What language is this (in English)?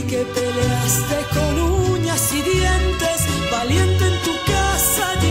Romanian